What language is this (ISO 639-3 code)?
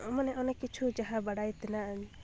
sat